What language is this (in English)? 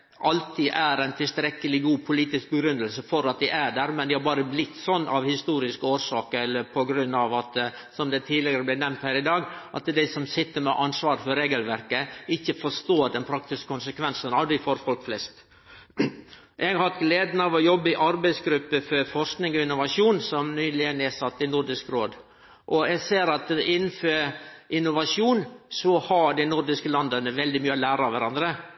Norwegian Nynorsk